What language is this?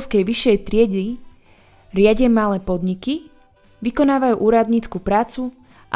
Slovak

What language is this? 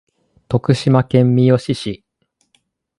Japanese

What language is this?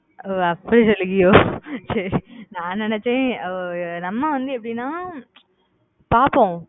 Tamil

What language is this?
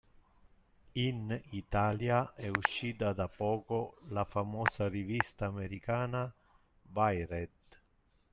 Italian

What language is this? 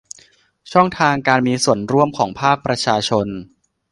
Thai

